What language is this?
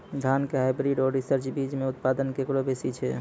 Maithili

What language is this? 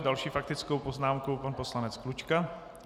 Czech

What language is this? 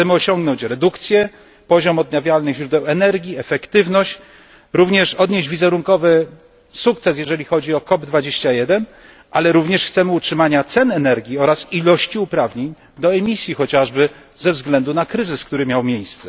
Polish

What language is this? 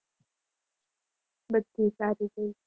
Gujarati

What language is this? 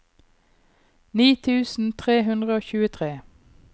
Norwegian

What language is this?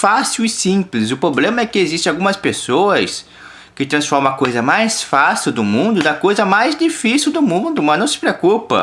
Portuguese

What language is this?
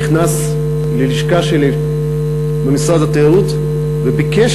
Hebrew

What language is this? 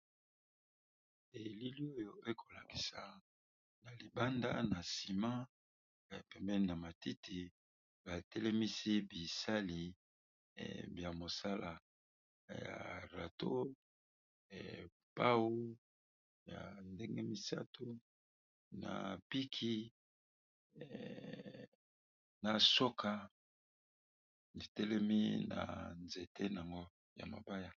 Lingala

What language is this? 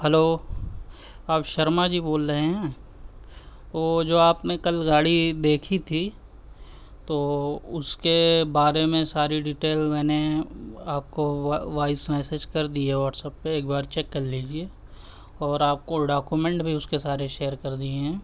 Urdu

